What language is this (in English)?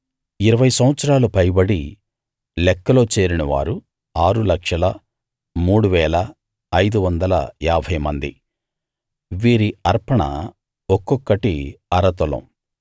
Telugu